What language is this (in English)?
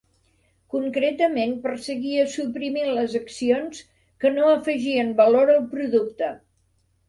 Catalan